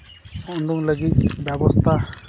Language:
Santali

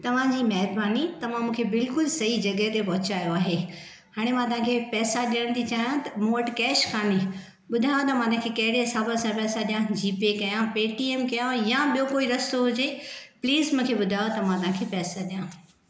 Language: Sindhi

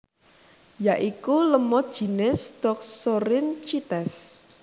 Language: Javanese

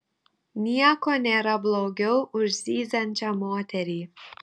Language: Lithuanian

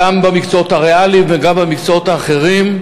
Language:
Hebrew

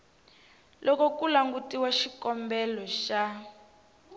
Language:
Tsonga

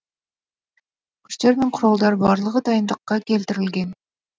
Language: Kazakh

